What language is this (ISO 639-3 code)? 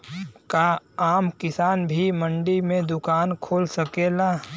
bho